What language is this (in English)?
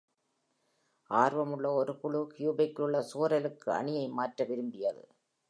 Tamil